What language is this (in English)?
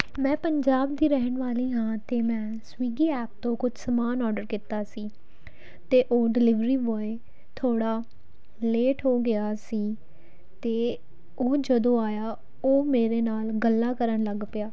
Punjabi